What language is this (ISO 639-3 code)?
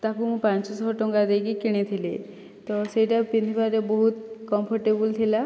ori